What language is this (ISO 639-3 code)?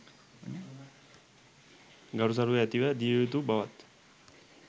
sin